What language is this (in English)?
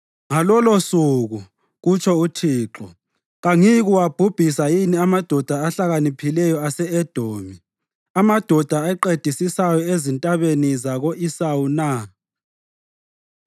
North Ndebele